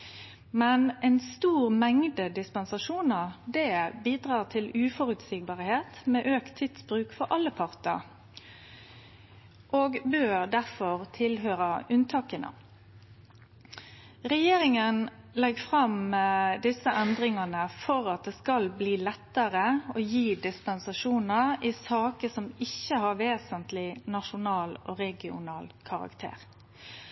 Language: Norwegian Nynorsk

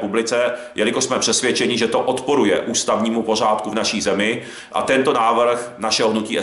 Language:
Czech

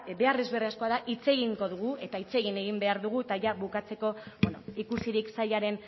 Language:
Basque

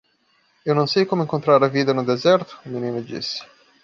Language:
Portuguese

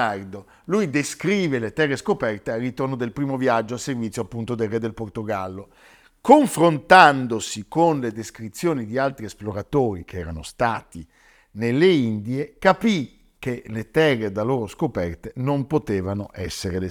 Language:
Italian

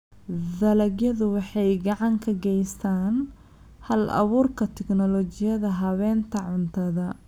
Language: Somali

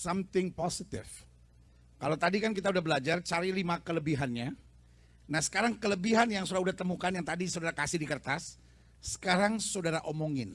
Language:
Indonesian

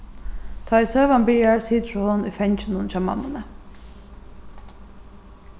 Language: Faroese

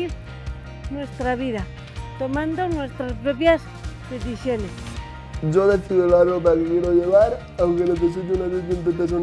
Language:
Spanish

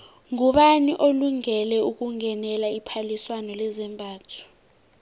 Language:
South Ndebele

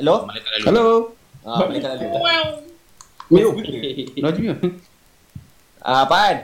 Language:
Malay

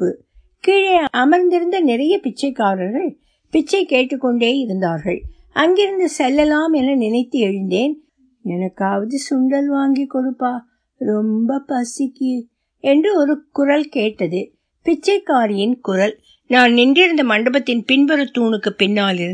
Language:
Tamil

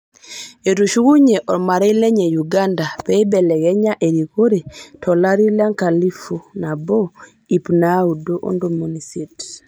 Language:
Masai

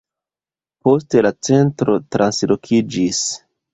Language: Esperanto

